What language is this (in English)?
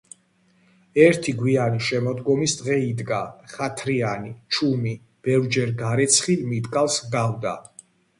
Georgian